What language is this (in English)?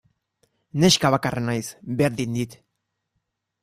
Basque